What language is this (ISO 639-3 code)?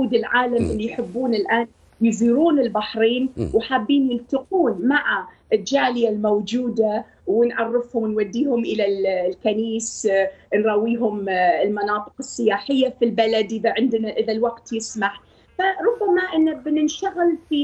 ara